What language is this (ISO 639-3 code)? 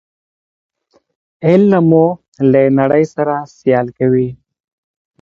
pus